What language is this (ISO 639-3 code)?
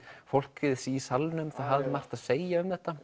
isl